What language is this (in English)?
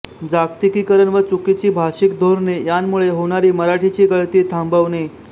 Marathi